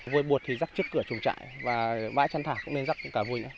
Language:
Vietnamese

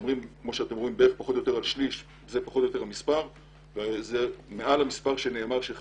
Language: Hebrew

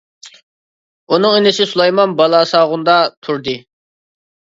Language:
Uyghur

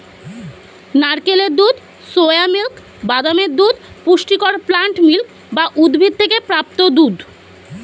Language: Bangla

